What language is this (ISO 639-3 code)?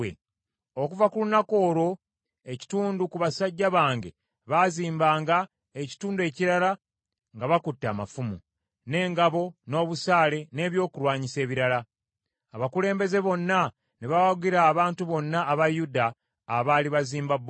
lug